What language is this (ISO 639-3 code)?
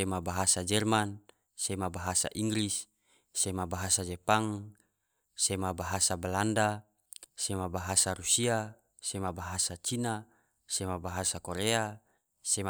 tvo